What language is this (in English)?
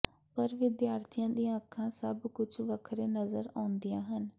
Punjabi